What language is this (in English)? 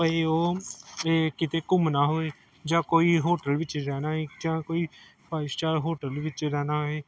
Punjabi